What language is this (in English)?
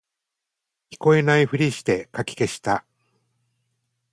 Japanese